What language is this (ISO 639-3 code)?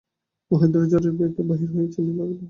ben